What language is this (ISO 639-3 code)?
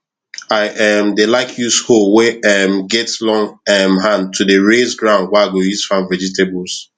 pcm